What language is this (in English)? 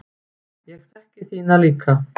Icelandic